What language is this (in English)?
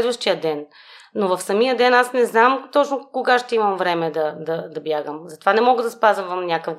Bulgarian